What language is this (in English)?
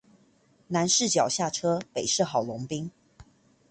Chinese